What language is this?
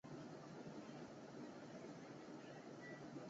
Chinese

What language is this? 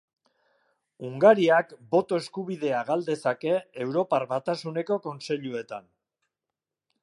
Basque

